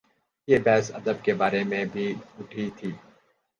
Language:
Urdu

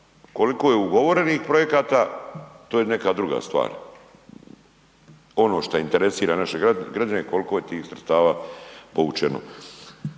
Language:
Croatian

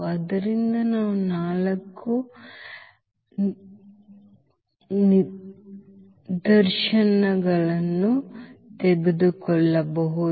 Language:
Kannada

